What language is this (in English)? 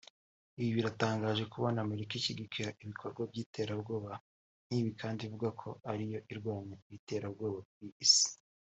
Kinyarwanda